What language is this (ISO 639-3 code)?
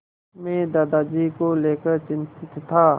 hin